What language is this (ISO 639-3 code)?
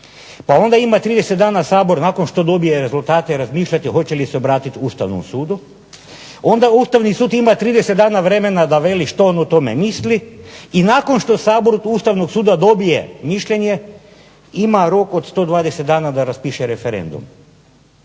hrv